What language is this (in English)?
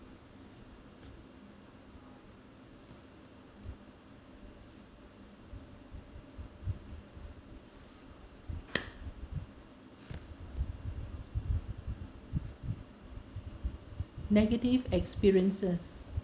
English